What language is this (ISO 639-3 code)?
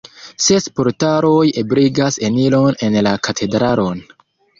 epo